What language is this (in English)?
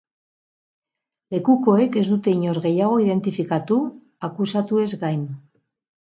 Basque